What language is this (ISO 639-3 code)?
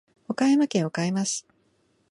jpn